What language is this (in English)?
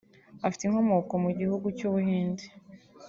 Kinyarwanda